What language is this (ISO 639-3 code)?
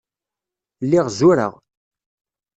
kab